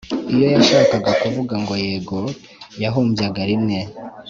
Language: Kinyarwanda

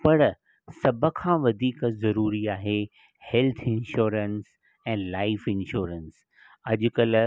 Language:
Sindhi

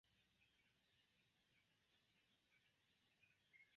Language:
Esperanto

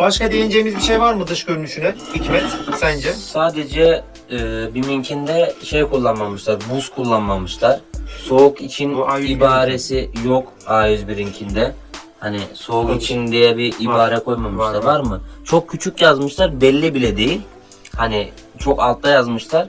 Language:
Turkish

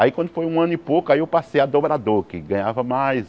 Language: Portuguese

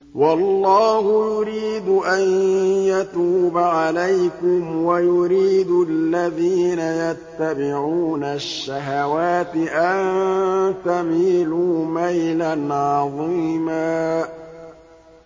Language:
Arabic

